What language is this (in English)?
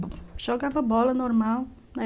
Portuguese